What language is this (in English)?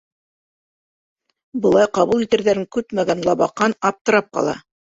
Bashkir